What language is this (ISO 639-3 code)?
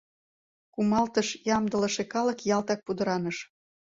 chm